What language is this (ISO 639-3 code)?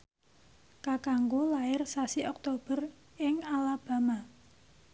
jav